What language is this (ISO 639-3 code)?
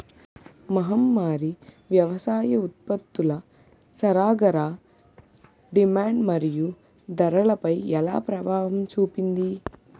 tel